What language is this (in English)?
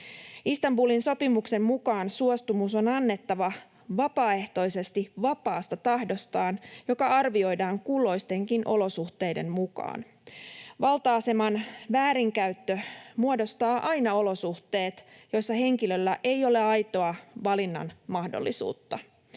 Finnish